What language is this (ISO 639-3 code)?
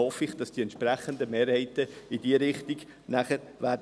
gsw